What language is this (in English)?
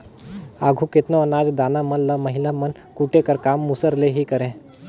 Chhattisgarhi